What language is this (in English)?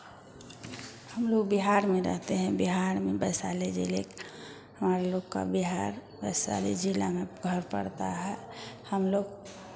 Hindi